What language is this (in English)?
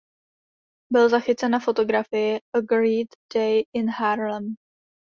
Czech